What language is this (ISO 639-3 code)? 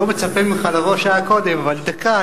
heb